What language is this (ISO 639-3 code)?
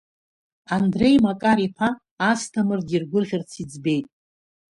abk